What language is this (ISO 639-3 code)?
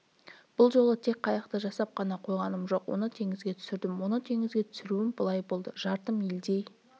kaz